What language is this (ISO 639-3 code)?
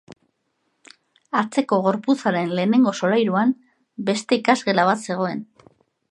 eus